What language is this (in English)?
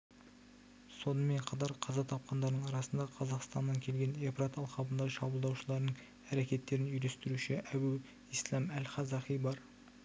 Kazakh